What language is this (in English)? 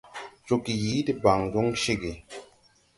Tupuri